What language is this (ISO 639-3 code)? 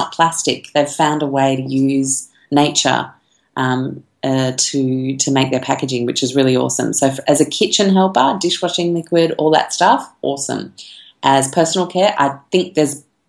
eng